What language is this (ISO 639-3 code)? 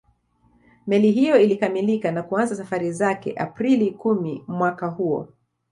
swa